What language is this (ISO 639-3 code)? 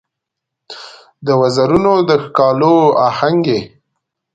pus